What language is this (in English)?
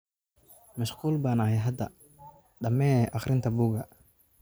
Somali